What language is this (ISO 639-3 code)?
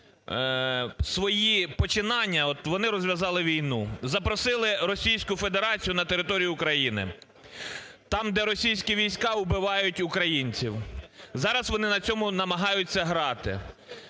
ukr